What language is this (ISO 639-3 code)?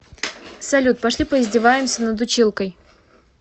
rus